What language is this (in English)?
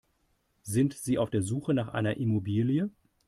German